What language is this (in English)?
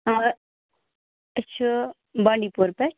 Kashmiri